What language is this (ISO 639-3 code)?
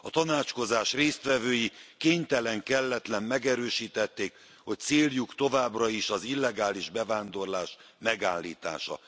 hun